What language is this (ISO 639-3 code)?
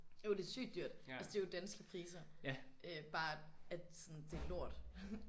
dan